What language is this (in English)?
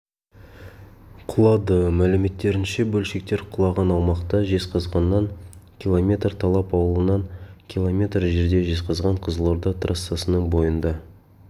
Kazakh